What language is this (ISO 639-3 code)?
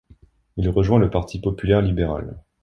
fra